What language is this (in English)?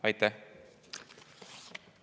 Estonian